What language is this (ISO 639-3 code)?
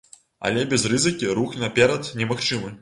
bel